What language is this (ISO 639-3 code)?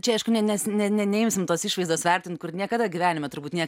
lit